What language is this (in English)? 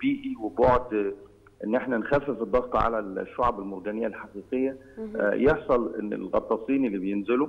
Arabic